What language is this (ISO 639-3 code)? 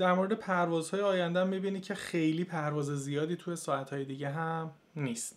fas